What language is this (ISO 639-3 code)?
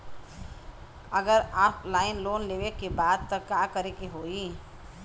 bho